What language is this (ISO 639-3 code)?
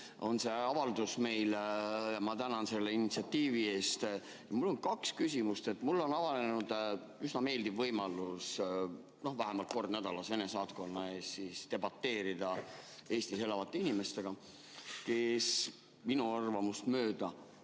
est